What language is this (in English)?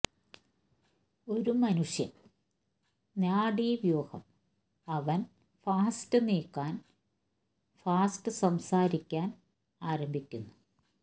Malayalam